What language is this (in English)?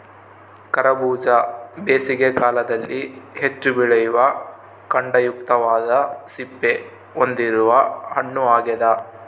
Kannada